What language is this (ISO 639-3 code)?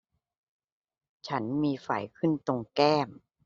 tha